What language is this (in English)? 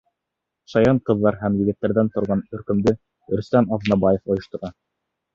Bashkir